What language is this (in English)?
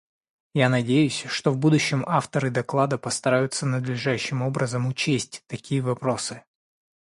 Russian